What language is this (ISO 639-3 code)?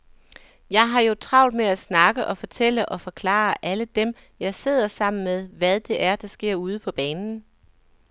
dan